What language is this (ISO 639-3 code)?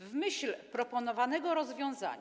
pol